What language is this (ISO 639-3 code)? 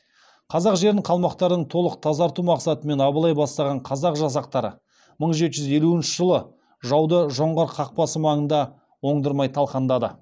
kaz